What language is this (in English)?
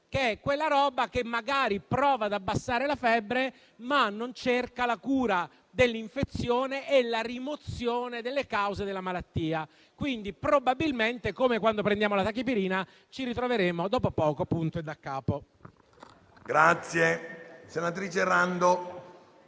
Italian